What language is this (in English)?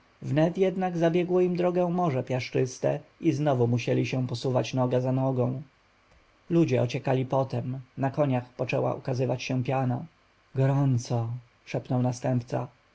Polish